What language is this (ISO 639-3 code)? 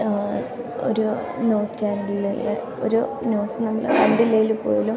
mal